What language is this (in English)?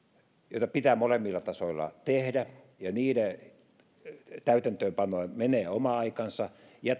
Finnish